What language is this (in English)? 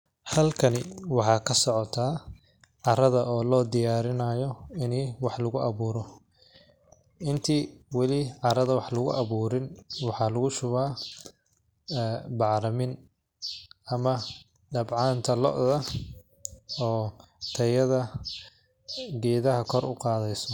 Somali